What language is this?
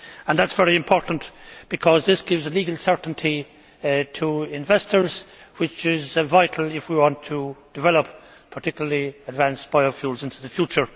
English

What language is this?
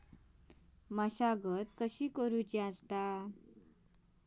Marathi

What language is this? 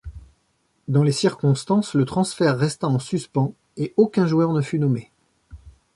French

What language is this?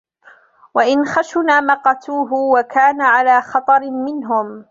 Arabic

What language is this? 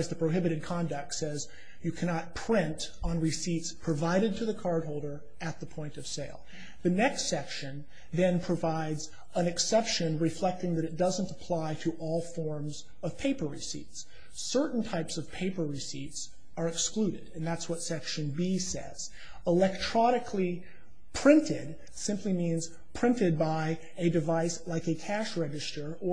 English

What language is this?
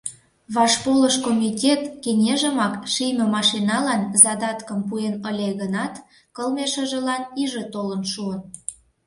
Mari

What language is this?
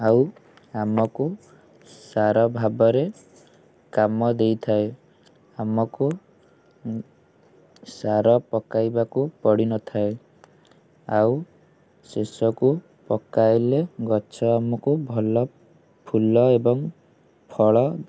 Odia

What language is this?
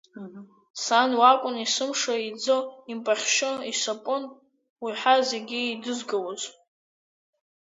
Abkhazian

